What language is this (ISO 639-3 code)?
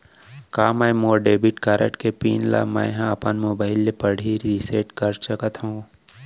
hne